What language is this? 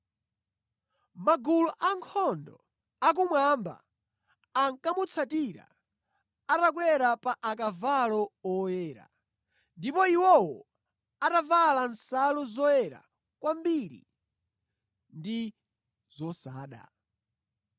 Nyanja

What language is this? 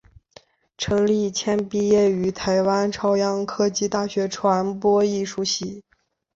Chinese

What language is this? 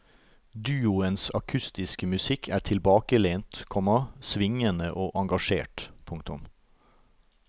Norwegian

